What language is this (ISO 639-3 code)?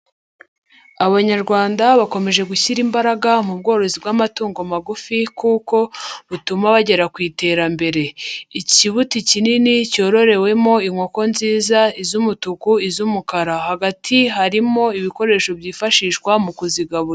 kin